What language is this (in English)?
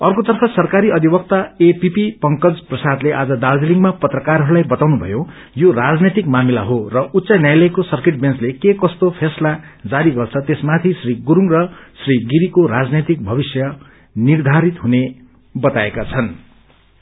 Nepali